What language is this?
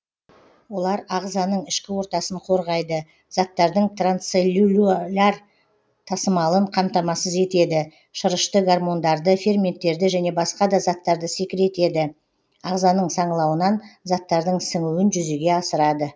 Kazakh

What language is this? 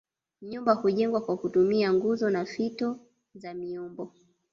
Swahili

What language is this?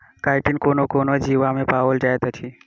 Maithili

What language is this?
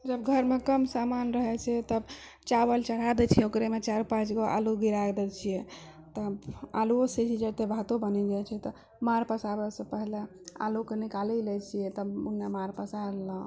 Maithili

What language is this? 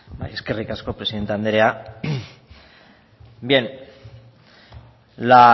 Basque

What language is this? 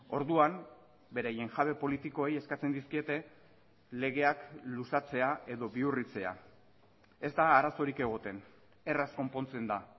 Basque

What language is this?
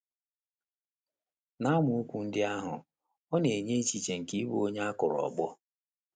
Igbo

